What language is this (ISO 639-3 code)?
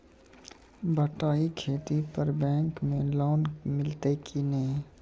mai